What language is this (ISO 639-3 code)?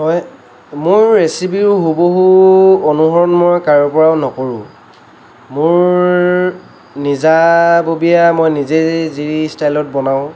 asm